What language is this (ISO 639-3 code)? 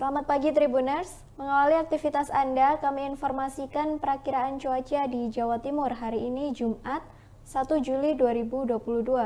ind